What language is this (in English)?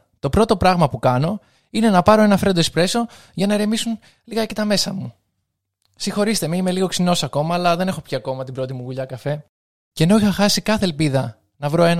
Greek